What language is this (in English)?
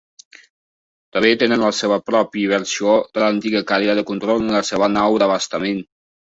Catalan